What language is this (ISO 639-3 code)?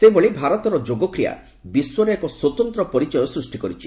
ori